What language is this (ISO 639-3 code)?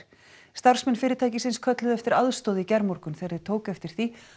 isl